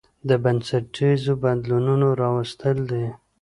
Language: Pashto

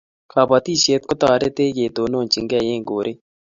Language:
Kalenjin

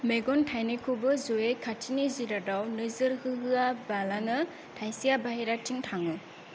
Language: Bodo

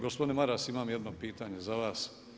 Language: Croatian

